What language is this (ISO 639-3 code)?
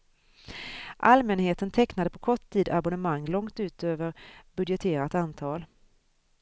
swe